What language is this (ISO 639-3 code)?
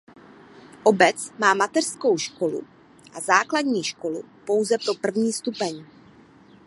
ces